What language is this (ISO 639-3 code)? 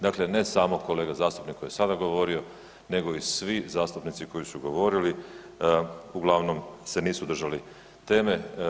hrv